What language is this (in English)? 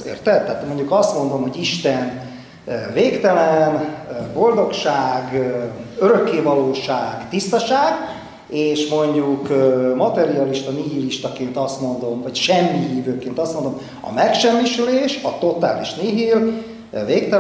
Hungarian